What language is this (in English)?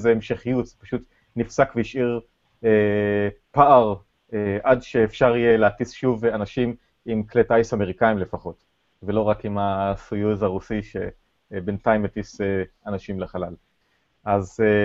Hebrew